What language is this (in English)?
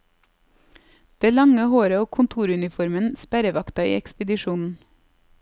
Norwegian